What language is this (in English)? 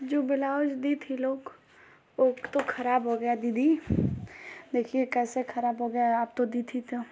Hindi